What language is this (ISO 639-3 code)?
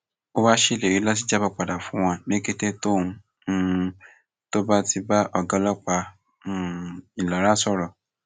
yor